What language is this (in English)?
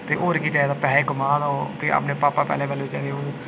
Dogri